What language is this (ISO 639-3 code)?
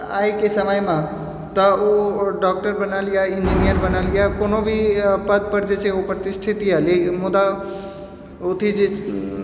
mai